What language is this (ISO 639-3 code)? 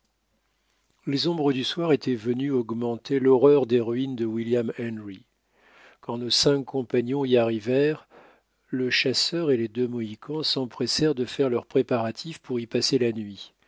fra